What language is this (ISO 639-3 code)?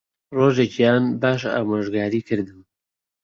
ckb